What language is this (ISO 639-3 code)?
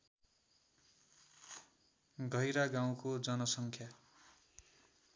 nep